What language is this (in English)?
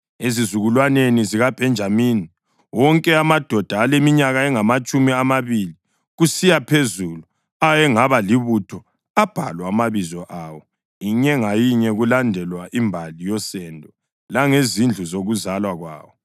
North Ndebele